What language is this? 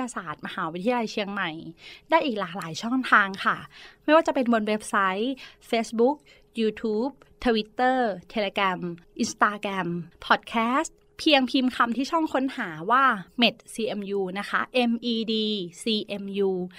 Thai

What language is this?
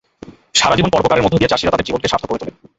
Bangla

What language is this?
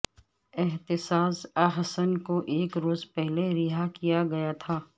Urdu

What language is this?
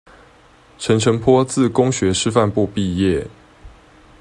Chinese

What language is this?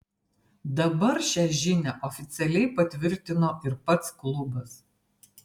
Lithuanian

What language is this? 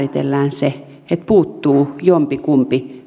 Finnish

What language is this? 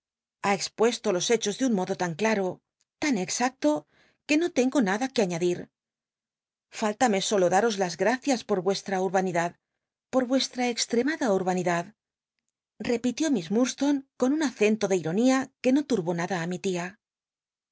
Spanish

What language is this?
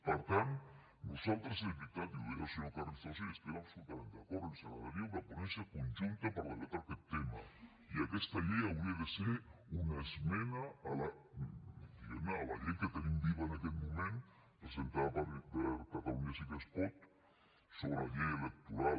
Catalan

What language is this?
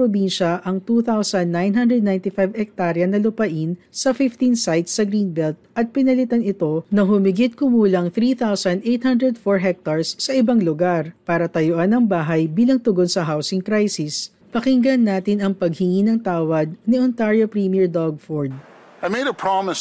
Filipino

